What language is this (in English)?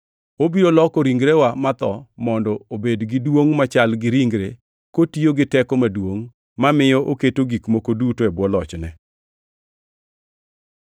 Luo (Kenya and Tanzania)